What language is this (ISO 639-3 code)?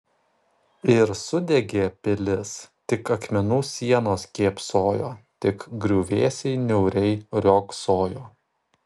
lit